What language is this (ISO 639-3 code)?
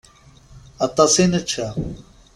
kab